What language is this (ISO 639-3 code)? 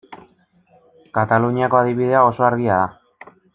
eus